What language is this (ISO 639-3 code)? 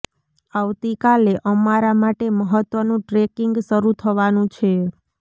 guj